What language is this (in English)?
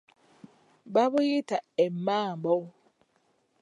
Ganda